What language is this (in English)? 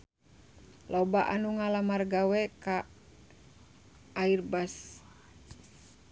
Sundanese